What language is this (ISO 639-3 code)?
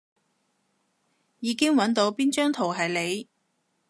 yue